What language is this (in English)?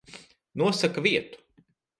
Latvian